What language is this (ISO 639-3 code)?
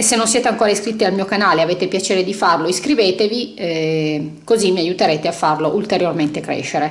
ita